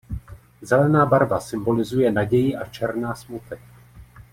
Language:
Czech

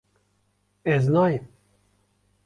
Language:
Kurdish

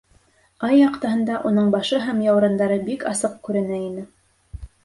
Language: Bashkir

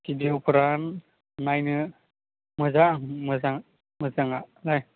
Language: Bodo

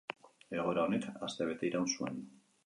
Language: Basque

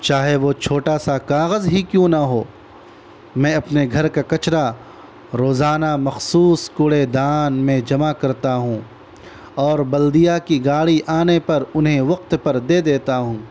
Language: Urdu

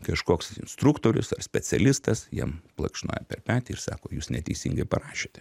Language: Lithuanian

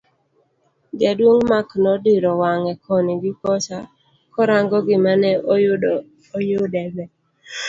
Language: Luo (Kenya and Tanzania)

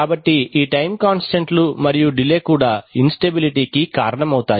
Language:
Telugu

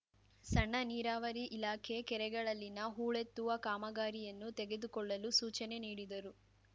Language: Kannada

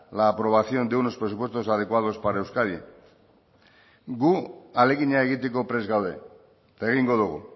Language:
Basque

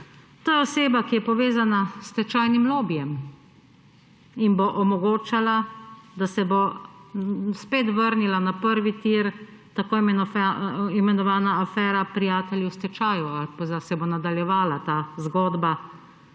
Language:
Slovenian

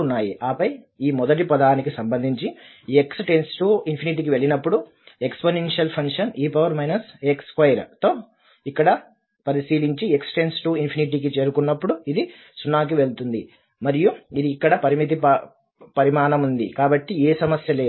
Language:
Telugu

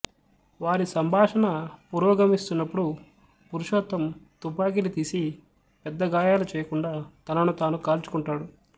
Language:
Telugu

